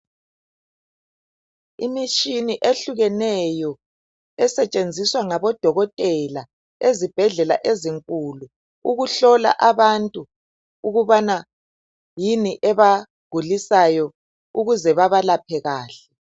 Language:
North Ndebele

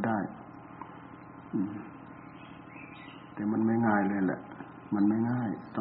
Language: Thai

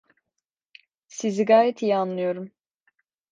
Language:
Turkish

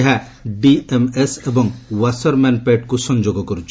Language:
Odia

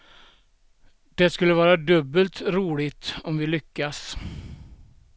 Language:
Swedish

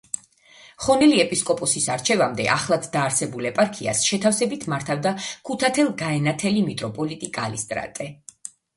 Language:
Georgian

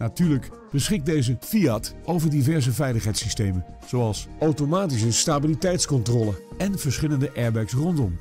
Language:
Dutch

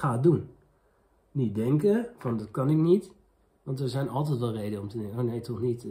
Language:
Dutch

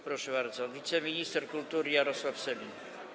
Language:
Polish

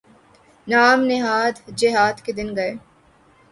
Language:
Urdu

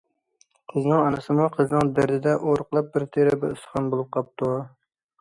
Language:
Uyghur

